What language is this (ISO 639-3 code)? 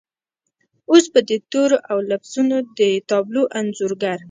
pus